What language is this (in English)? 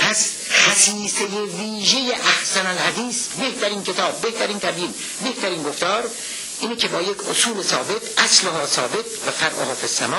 Persian